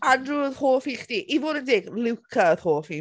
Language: Welsh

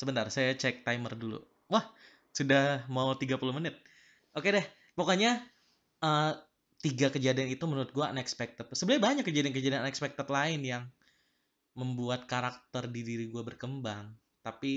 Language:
Indonesian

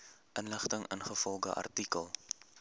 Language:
Afrikaans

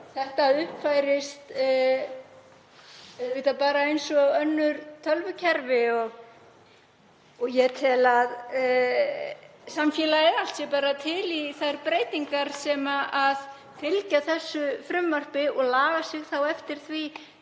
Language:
Icelandic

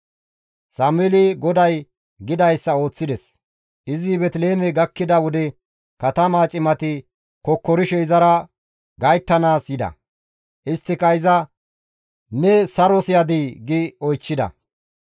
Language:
Gamo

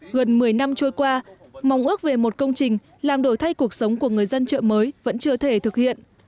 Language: Vietnamese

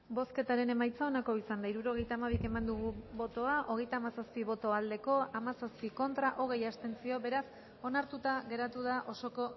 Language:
Basque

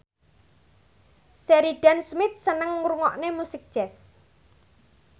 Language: Javanese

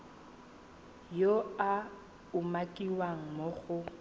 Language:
Tswana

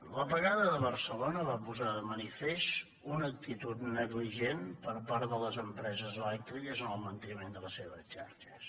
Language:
Catalan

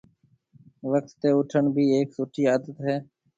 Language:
Marwari (Pakistan)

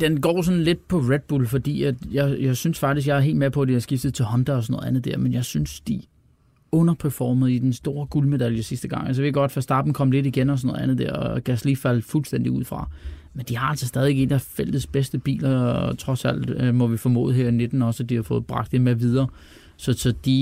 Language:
Danish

